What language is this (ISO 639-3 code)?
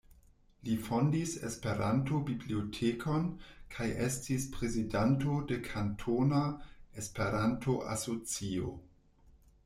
epo